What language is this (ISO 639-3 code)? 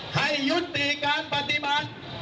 tha